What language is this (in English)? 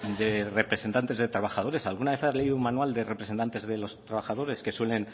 Spanish